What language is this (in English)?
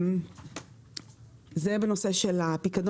Hebrew